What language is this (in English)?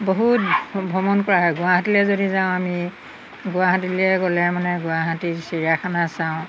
Assamese